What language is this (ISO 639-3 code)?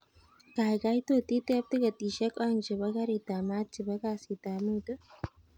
kln